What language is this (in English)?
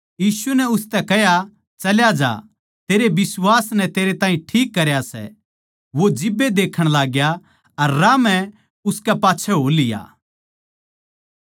Haryanvi